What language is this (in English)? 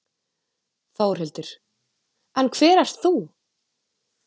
Icelandic